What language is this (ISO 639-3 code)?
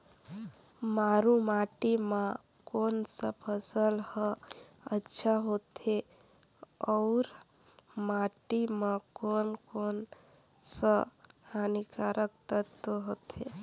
hne